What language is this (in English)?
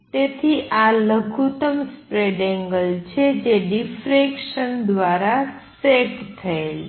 Gujarati